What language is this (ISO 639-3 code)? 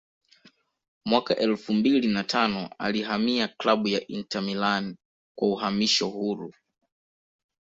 swa